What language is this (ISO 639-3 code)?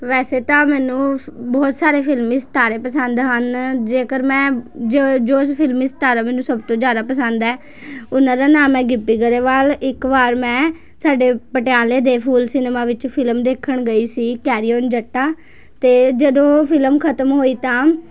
pan